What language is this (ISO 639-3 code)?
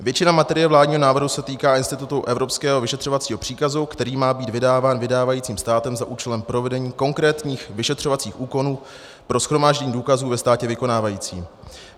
ces